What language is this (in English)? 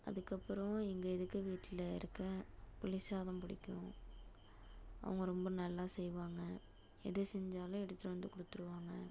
Tamil